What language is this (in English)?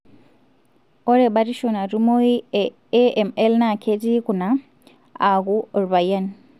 Masai